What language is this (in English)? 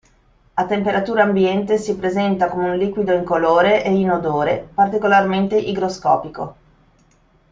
Italian